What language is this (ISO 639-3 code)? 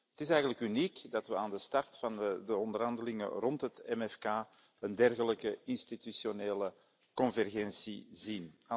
nld